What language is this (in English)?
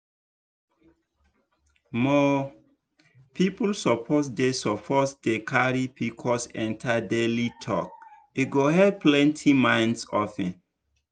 Nigerian Pidgin